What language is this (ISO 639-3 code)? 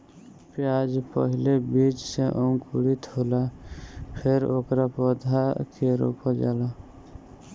bho